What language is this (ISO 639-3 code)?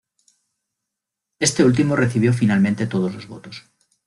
spa